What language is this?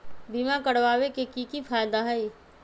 Magahi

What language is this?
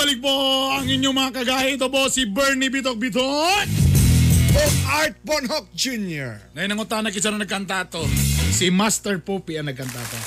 Filipino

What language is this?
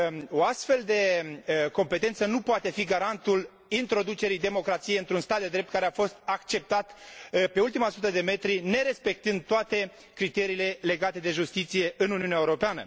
Romanian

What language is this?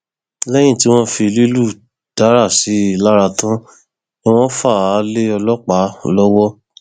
Yoruba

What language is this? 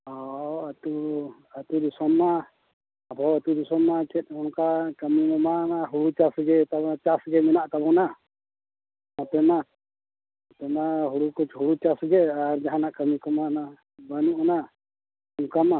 Santali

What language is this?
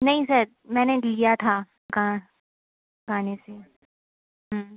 Hindi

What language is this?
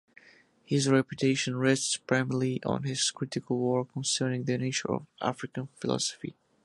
English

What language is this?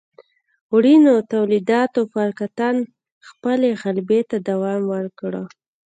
Pashto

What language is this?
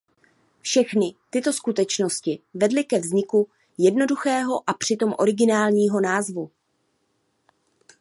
Czech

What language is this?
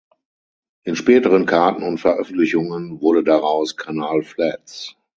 German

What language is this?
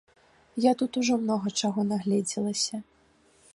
Belarusian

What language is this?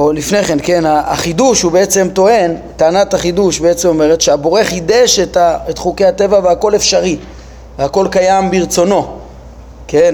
Hebrew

